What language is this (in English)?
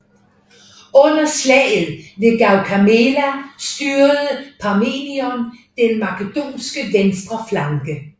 Danish